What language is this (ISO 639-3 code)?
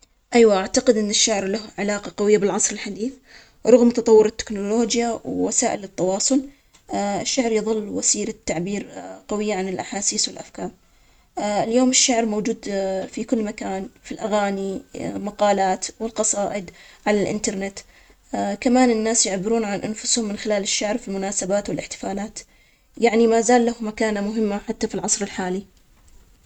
acx